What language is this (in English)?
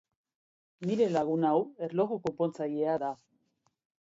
Basque